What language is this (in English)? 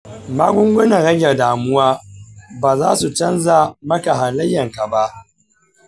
Hausa